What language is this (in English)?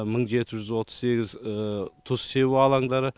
Kazakh